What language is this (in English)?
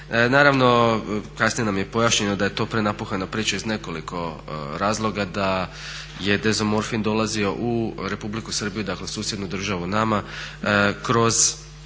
Croatian